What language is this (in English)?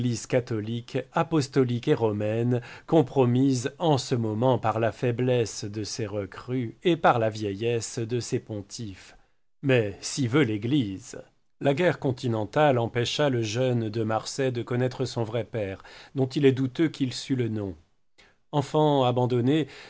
French